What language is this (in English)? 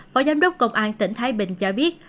Vietnamese